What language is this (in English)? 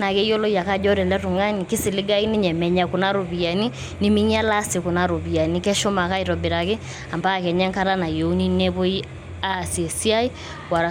Masai